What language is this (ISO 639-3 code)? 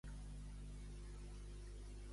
cat